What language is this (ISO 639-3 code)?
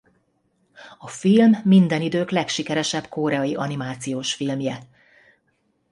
hun